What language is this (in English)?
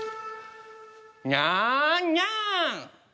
Japanese